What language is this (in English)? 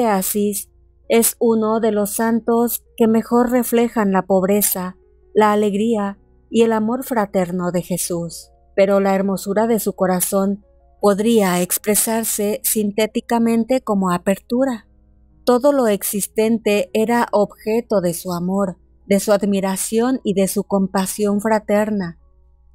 Spanish